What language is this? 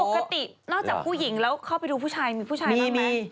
Thai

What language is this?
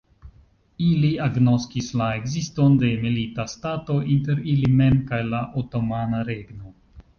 Esperanto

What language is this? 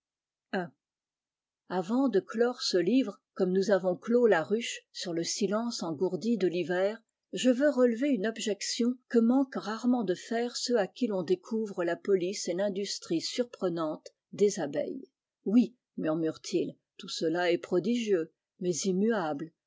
French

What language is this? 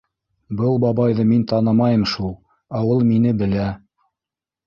Bashkir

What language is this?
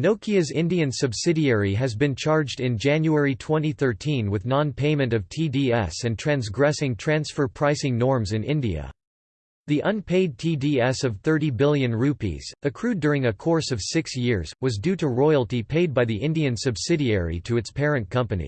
English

